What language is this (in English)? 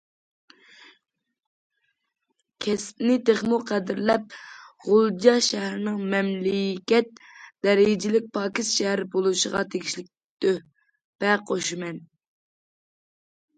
Uyghur